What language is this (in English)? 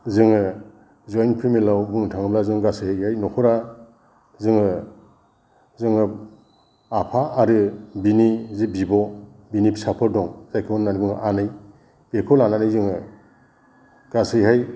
Bodo